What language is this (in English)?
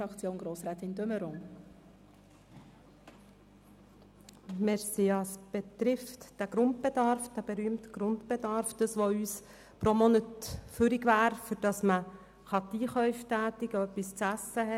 Swiss German